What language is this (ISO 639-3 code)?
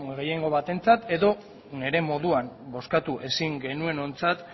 eus